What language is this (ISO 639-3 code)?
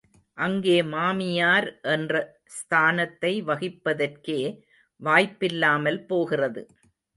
tam